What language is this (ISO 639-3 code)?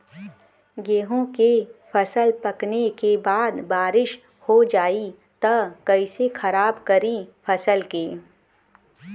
bho